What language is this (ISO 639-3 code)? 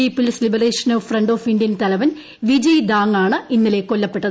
mal